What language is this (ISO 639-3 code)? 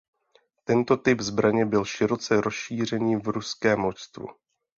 ces